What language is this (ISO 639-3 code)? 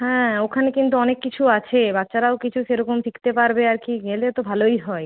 ben